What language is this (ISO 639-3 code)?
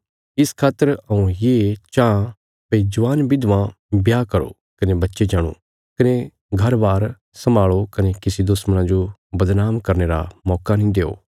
kfs